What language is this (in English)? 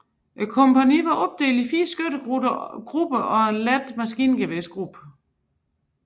Danish